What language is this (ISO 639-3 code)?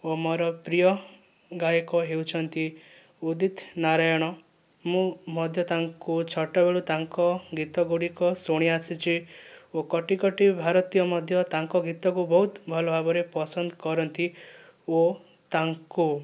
ori